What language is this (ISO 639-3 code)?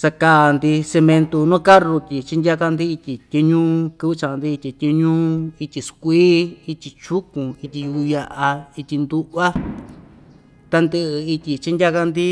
vmj